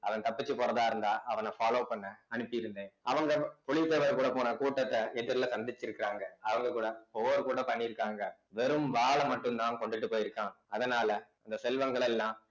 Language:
Tamil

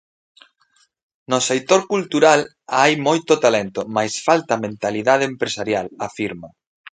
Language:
Galician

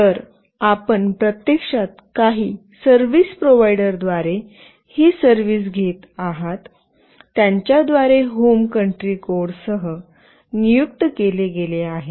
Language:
Marathi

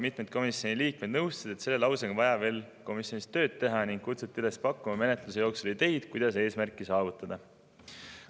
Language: Estonian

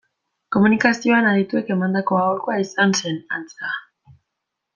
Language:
Basque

